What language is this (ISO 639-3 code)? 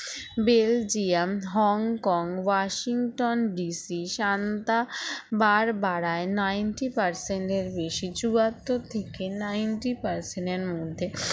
ben